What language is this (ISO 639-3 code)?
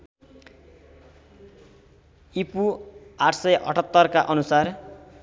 nep